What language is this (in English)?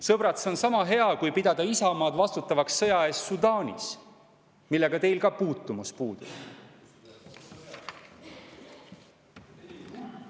Estonian